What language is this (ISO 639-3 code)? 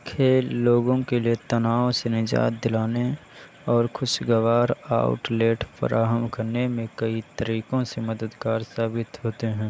urd